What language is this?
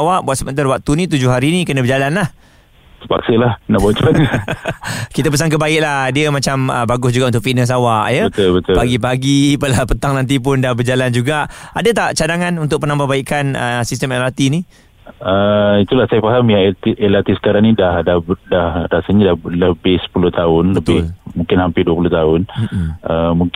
Malay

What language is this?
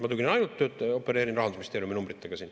Estonian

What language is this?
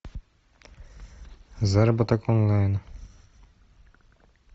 Russian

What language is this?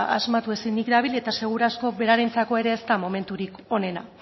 Basque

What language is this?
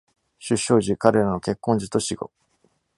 Japanese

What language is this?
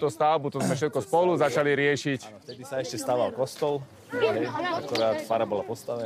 Slovak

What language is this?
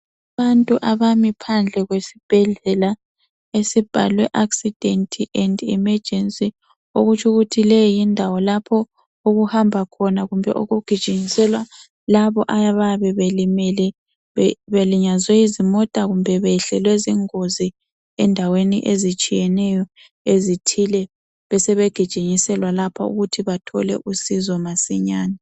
North Ndebele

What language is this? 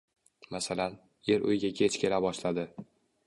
Uzbek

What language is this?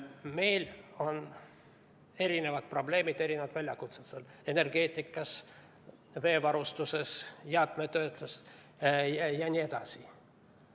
Estonian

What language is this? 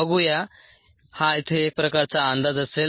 Marathi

